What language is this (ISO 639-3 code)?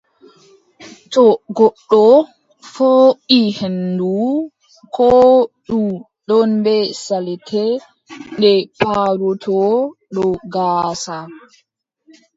fub